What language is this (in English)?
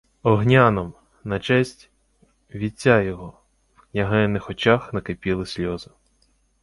Ukrainian